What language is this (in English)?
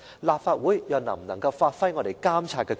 Cantonese